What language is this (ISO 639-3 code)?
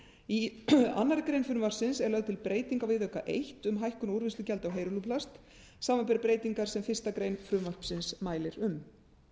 isl